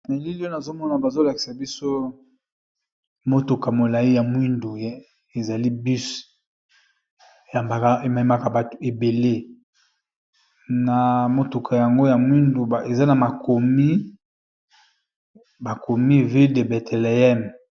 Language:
Lingala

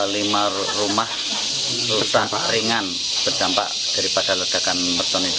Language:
Indonesian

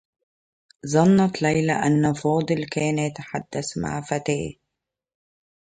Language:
Arabic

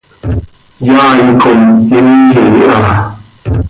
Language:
Seri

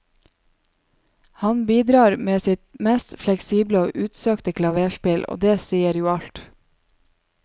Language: Norwegian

